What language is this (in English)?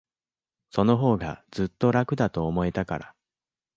Japanese